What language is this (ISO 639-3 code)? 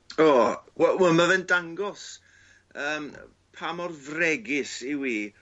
cym